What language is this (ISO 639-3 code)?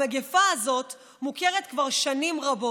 heb